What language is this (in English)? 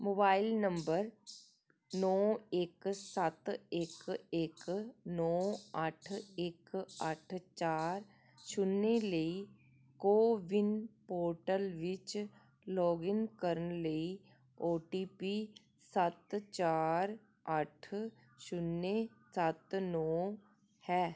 Punjabi